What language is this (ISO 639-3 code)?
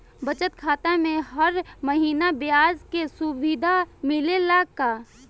bho